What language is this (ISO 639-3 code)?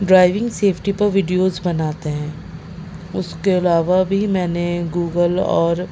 urd